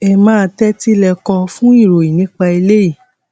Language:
Yoruba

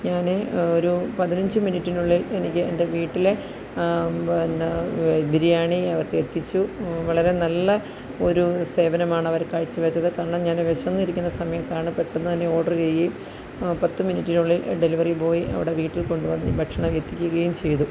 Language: Malayalam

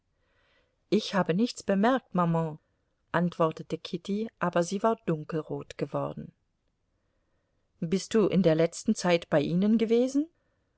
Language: German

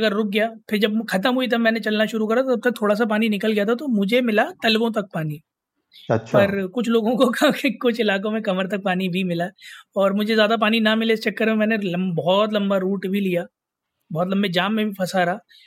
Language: Hindi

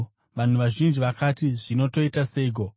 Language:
Shona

